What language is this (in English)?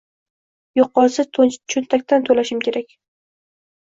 Uzbek